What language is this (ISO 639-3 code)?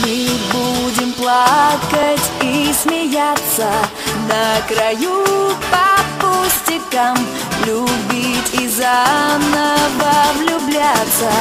pol